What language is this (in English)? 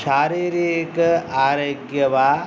Sanskrit